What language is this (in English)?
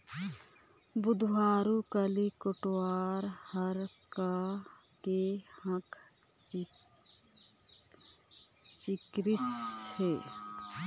Chhattisgarhi